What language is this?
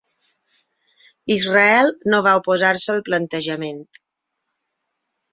Catalan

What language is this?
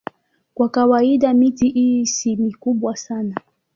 Swahili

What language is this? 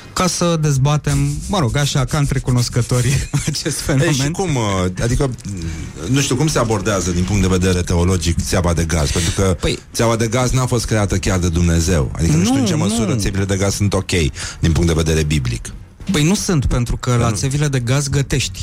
Romanian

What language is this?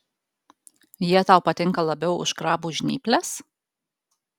Lithuanian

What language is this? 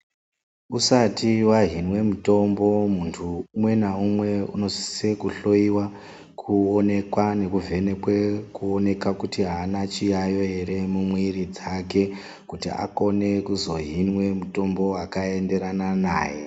Ndau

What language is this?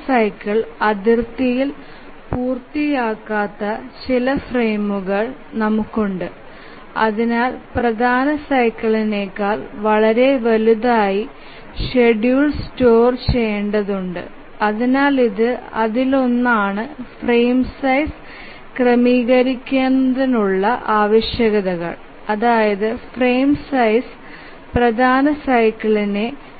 Malayalam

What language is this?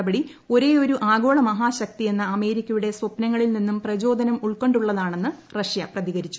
Malayalam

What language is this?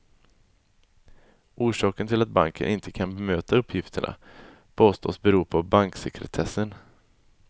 Swedish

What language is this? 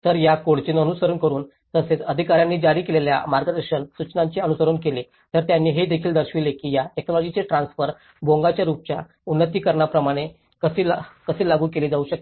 Marathi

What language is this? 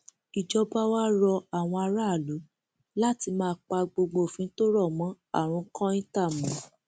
Yoruba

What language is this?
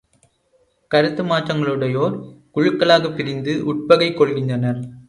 Tamil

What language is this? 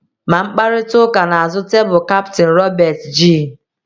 Igbo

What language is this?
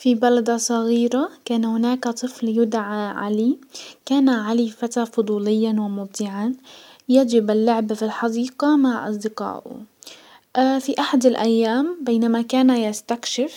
Hijazi Arabic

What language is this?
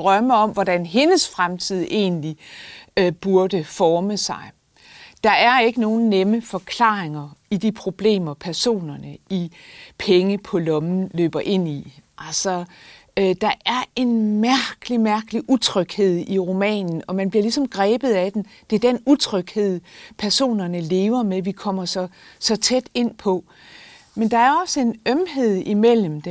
Danish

